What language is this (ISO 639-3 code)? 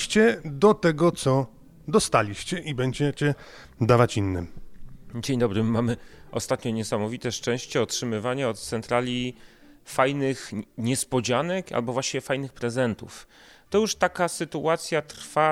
pol